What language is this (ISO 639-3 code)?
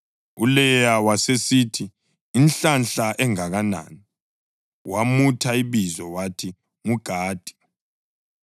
nde